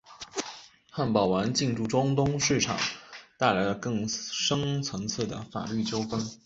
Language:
Chinese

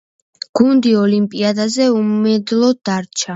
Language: Georgian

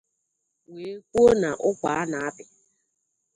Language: Igbo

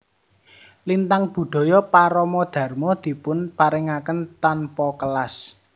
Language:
Javanese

